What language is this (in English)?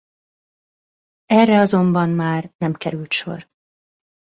Hungarian